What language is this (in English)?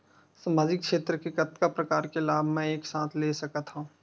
Chhattisgarhi